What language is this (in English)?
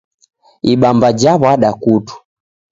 Taita